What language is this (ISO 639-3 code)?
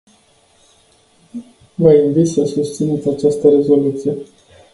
ron